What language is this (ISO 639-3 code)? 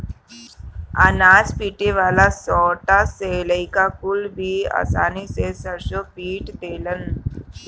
bho